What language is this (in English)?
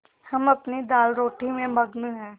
Hindi